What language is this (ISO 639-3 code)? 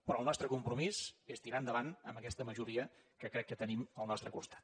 cat